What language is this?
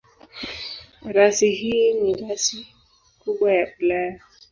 Swahili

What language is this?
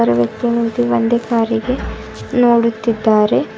Kannada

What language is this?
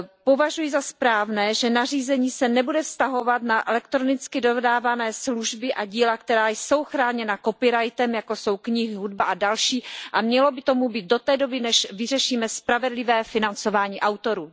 Czech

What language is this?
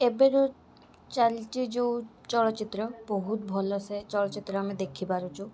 Odia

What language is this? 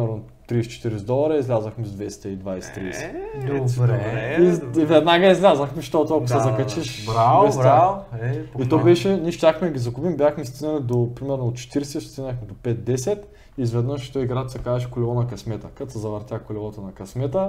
Bulgarian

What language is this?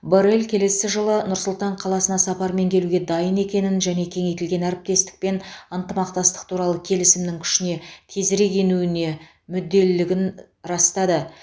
Kazakh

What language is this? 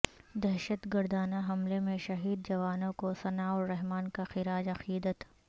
Urdu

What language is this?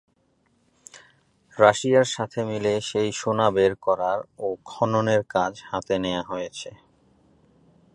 Bangla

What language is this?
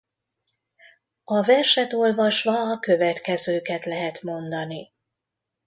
Hungarian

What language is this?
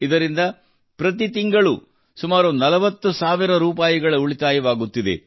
Kannada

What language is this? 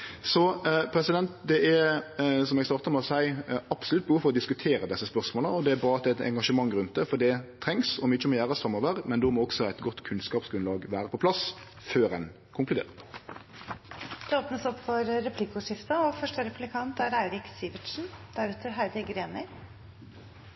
Norwegian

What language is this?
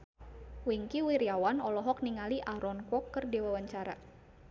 Sundanese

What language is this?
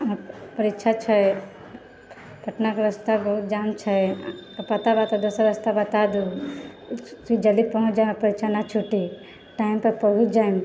Maithili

